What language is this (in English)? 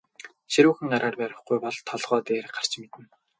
Mongolian